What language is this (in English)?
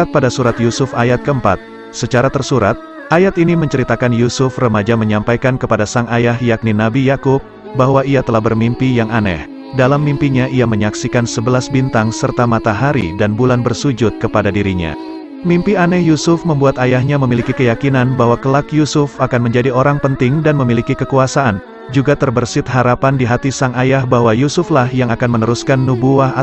Indonesian